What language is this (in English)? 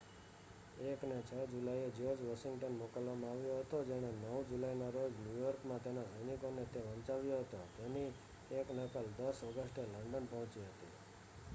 Gujarati